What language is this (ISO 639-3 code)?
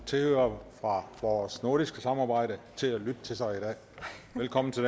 dan